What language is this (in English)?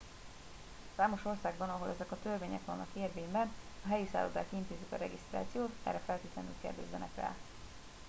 Hungarian